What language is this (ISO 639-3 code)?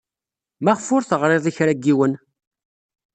kab